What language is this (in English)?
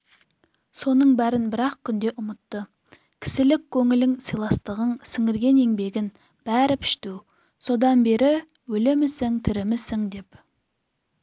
Kazakh